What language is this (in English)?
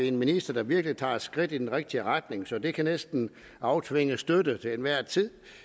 Danish